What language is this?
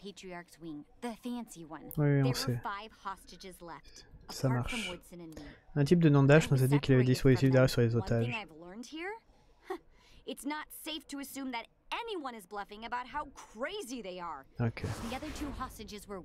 French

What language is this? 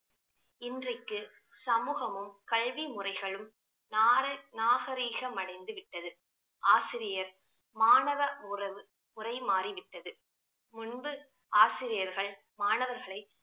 Tamil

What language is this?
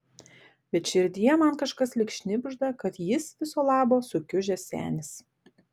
Lithuanian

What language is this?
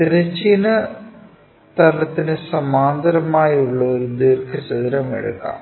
Malayalam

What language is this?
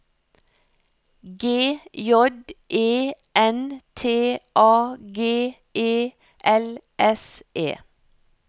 Norwegian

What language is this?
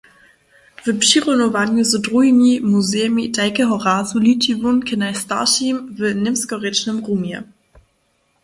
Upper Sorbian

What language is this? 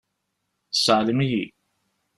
Kabyle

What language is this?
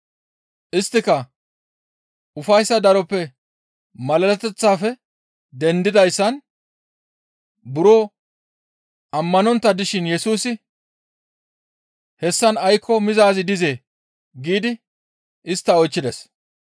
Gamo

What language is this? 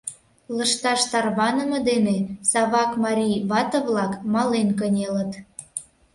Mari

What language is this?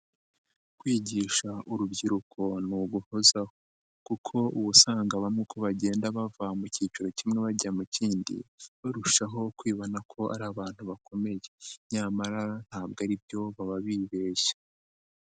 Kinyarwanda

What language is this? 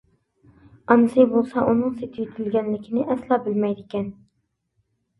Uyghur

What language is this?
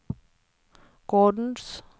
Norwegian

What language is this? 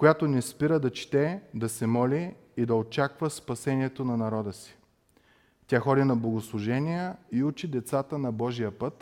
Bulgarian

